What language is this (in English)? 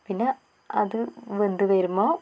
Malayalam